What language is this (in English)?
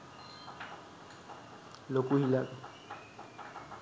Sinhala